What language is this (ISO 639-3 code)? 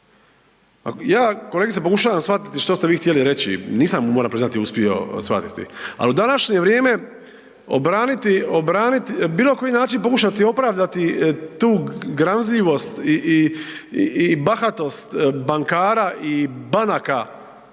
hrv